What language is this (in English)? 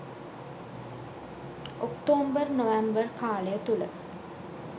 Sinhala